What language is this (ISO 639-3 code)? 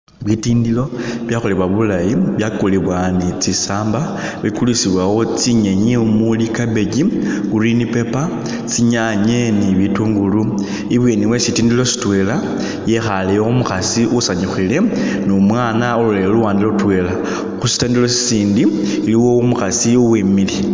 myx